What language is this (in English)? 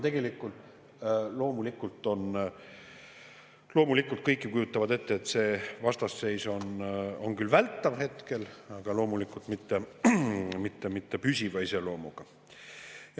Estonian